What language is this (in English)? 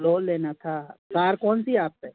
Hindi